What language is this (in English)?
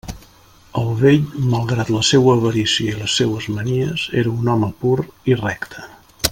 Catalan